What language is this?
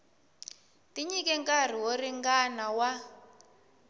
Tsonga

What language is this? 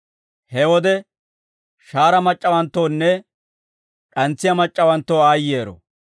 Dawro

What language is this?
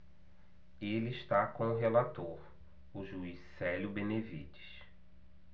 Portuguese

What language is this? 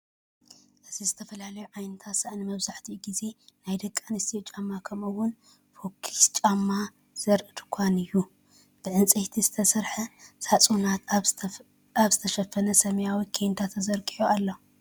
Tigrinya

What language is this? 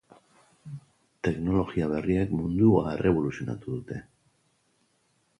Basque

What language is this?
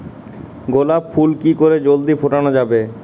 Bangla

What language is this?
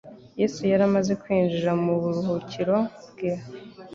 Kinyarwanda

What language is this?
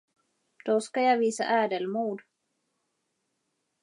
Swedish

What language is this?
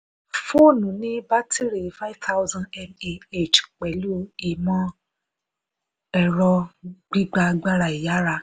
Yoruba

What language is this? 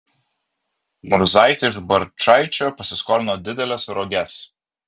Lithuanian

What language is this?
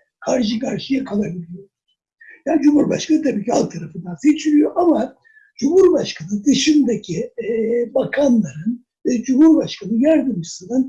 Turkish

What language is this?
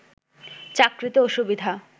Bangla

